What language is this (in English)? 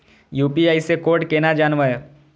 Maithili